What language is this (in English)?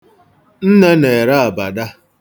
Igbo